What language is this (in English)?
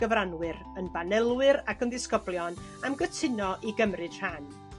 Welsh